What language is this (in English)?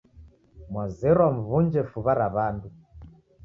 Taita